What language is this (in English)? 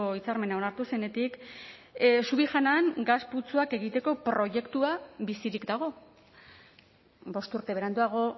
Basque